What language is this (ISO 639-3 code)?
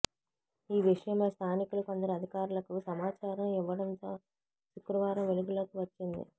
tel